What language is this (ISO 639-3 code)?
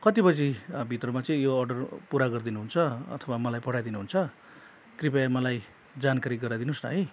nep